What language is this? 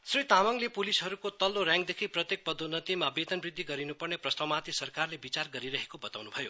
Nepali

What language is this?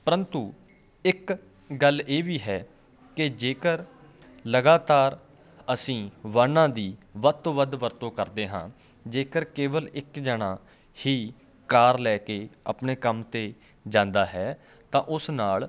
Punjabi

